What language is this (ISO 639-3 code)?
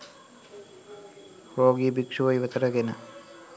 sin